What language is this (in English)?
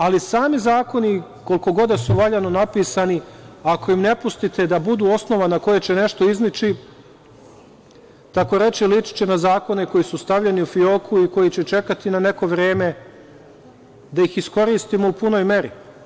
Serbian